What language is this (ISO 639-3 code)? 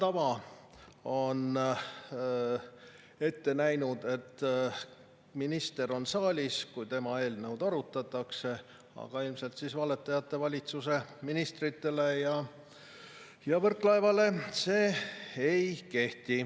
est